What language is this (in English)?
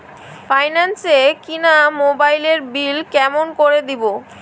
Bangla